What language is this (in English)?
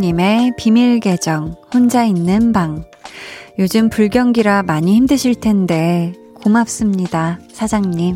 Korean